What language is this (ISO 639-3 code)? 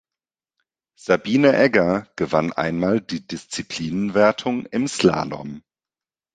deu